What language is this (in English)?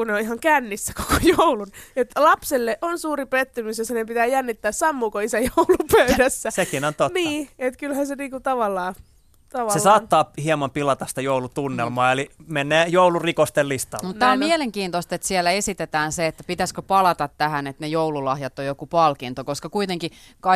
Finnish